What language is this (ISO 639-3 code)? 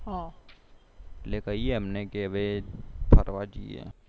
guj